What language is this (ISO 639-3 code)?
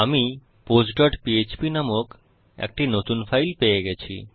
ben